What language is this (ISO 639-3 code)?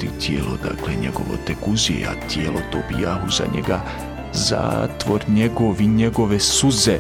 hrv